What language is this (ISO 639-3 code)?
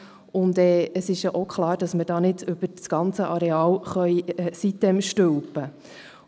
gsw